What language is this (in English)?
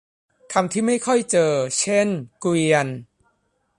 Thai